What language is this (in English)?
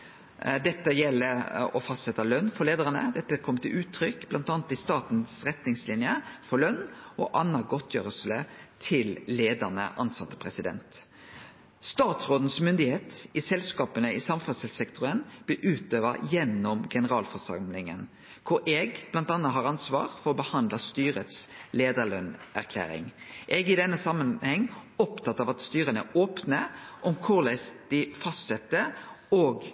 Norwegian Nynorsk